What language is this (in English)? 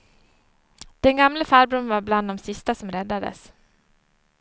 Swedish